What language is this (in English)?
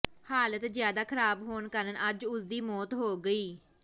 Punjabi